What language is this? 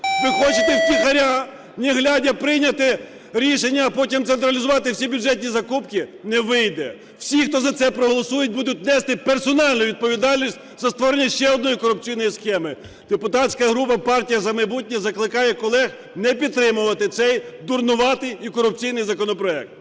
Ukrainian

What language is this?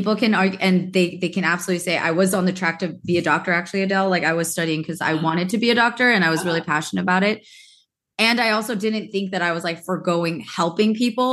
English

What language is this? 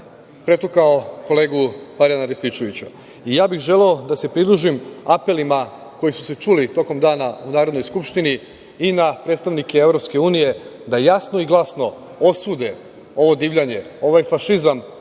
Serbian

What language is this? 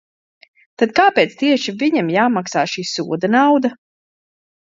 Latvian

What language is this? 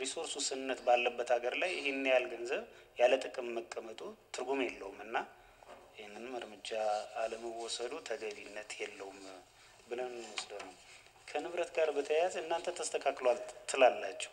Arabic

